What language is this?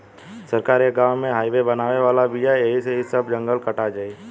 Bhojpuri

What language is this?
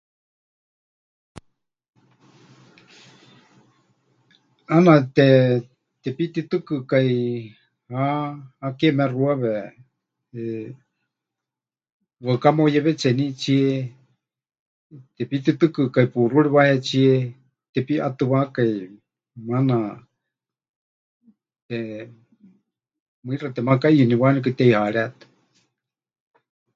Huichol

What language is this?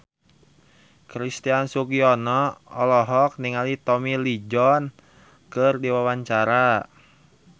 Sundanese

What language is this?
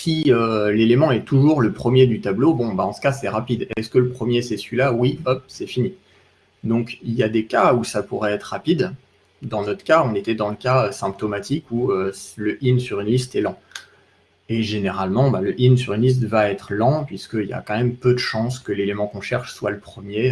French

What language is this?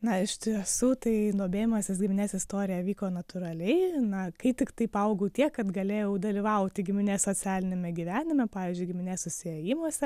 Lithuanian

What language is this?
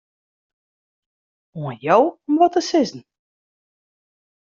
Western Frisian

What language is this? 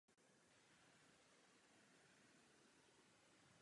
Czech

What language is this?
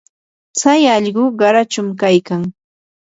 Yanahuanca Pasco Quechua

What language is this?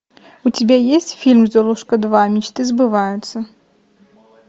Russian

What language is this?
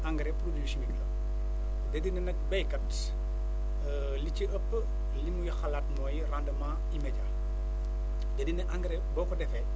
Wolof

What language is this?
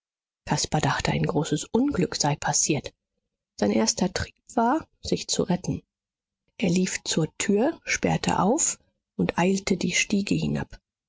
German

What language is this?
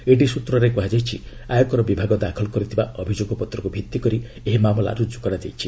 Odia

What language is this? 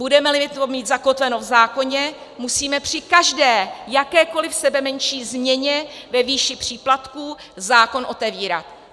Czech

